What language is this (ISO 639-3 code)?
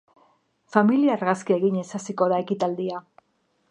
eus